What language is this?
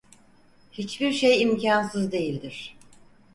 Turkish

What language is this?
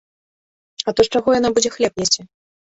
Belarusian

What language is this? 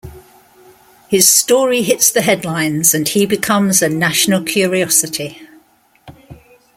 English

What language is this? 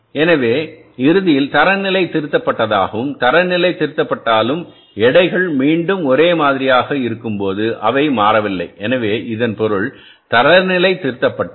Tamil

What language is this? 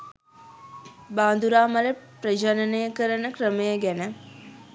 Sinhala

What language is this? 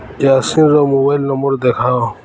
Odia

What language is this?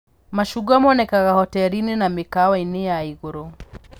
Kikuyu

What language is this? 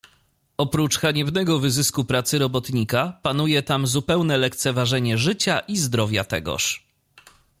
Polish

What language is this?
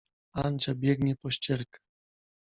Polish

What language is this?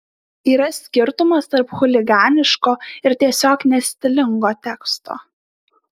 Lithuanian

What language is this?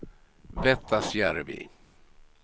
Swedish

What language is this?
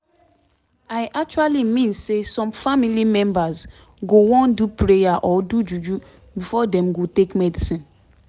Nigerian Pidgin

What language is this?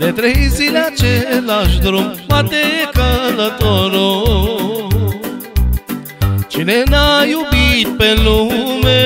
Romanian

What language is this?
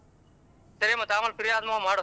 Kannada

